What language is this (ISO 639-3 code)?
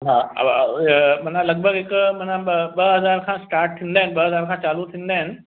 snd